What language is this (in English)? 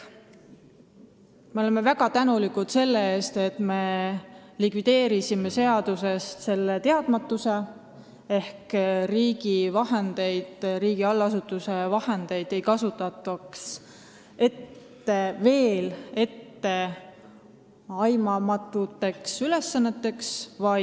Estonian